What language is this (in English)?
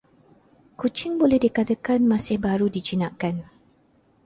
Malay